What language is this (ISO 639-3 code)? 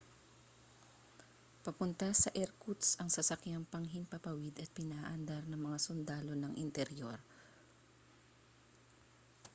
fil